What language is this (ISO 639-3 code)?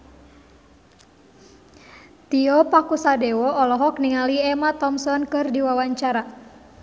sun